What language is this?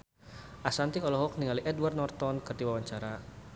Sundanese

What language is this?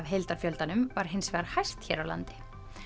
Icelandic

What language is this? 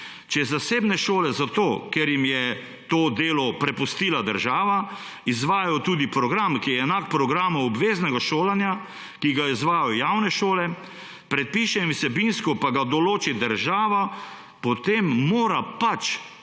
Slovenian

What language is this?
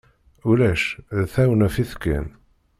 Kabyle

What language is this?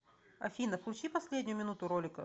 Russian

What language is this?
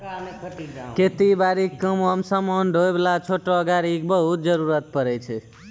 Maithili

